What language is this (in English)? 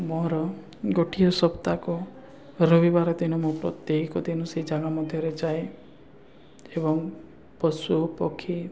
Odia